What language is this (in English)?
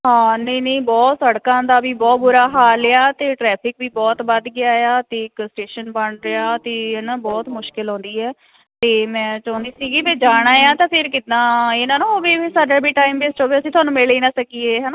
Punjabi